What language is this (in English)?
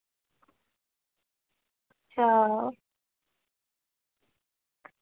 Dogri